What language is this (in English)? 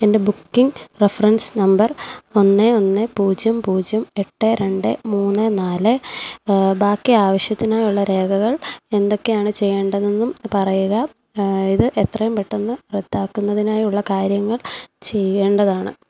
Malayalam